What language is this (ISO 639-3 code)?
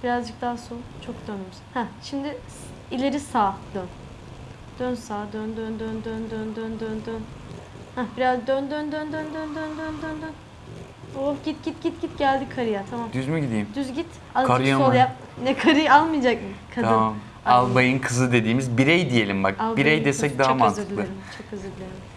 tur